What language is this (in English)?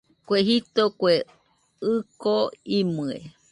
Nüpode Huitoto